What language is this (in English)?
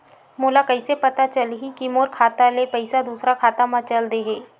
Chhattisgarhi